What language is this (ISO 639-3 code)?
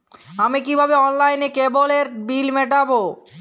ben